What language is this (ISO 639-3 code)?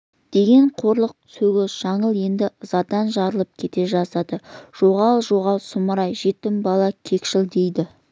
kaz